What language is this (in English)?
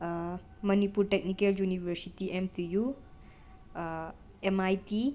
Manipuri